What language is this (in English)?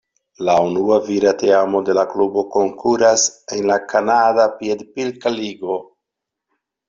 Esperanto